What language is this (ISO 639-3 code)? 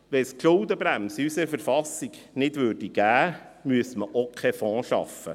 gsw